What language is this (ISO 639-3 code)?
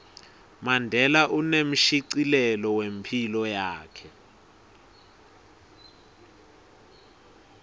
ssw